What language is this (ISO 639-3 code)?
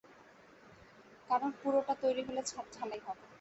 ben